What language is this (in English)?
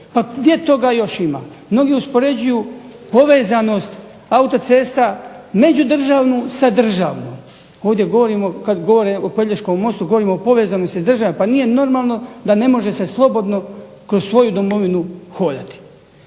Croatian